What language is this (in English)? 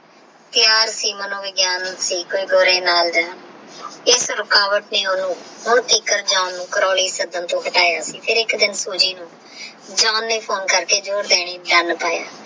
Punjabi